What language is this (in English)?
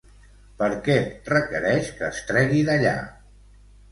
Catalan